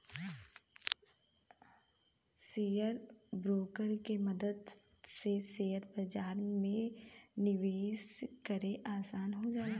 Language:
Bhojpuri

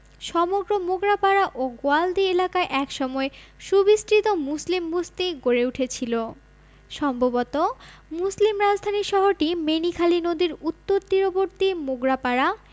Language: Bangla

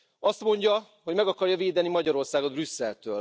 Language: Hungarian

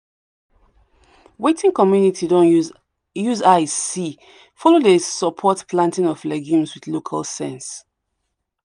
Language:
Nigerian Pidgin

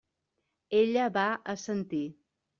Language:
Catalan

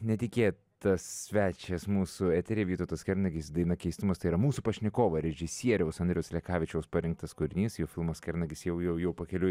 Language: Lithuanian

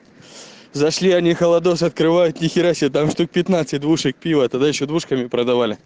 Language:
Russian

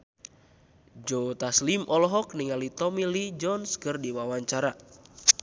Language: Sundanese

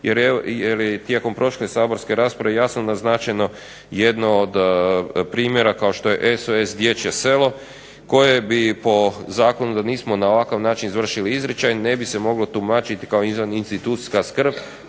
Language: Croatian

